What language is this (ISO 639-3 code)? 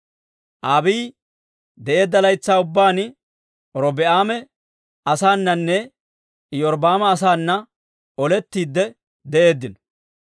dwr